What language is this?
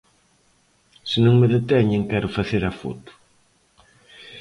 Galician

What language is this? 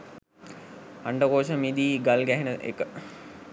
Sinhala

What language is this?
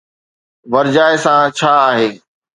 Sindhi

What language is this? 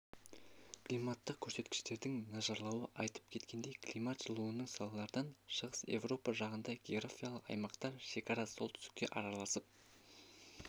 Kazakh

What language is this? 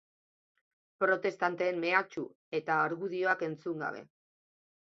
Basque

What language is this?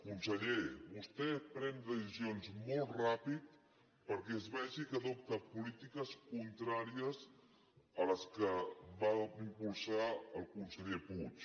Catalan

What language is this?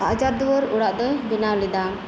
Santali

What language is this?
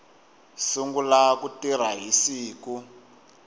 Tsonga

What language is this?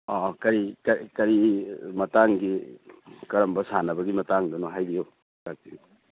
Manipuri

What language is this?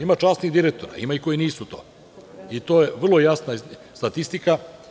Serbian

